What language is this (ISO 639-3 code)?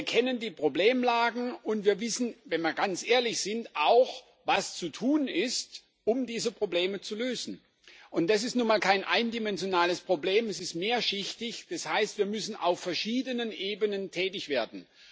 deu